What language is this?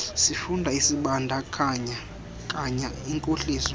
Xhosa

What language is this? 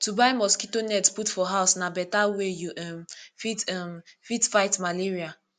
Nigerian Pidgin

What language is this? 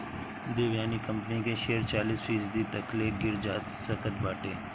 Bhojpuri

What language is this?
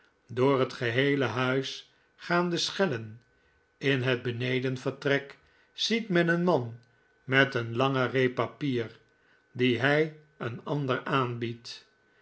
Dutch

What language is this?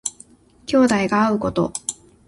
Japanese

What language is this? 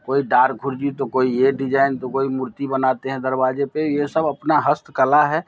Hindi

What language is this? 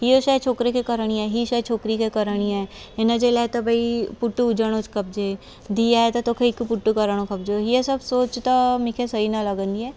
Sindhi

